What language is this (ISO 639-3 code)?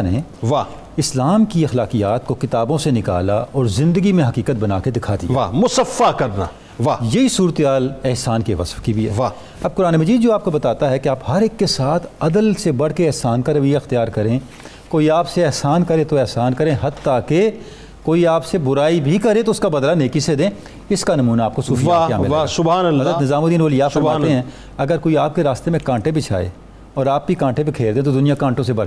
urd